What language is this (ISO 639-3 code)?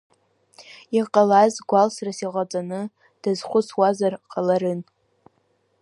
abk